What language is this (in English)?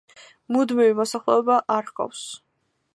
Georgian